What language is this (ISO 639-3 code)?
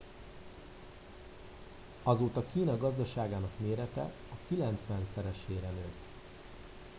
hun